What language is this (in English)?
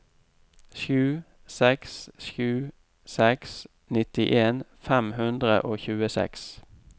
Norwegian